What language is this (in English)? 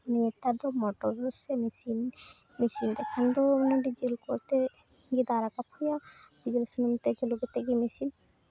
Santali